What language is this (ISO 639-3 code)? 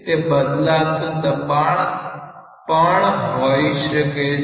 guj